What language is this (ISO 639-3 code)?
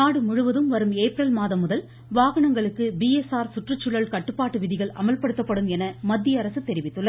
tam